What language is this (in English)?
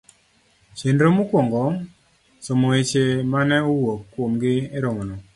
Luo (Kenya and Tanzania)